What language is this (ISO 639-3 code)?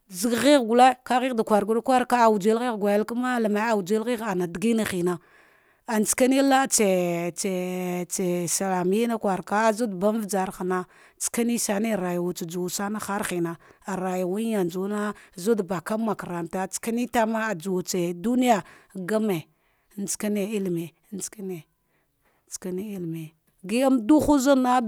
dgh